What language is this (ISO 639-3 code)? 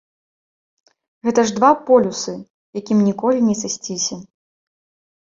bel